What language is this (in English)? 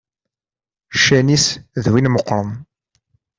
Kabyle